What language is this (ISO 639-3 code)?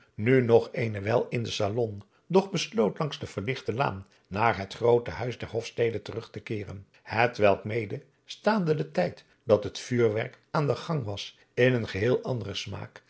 nld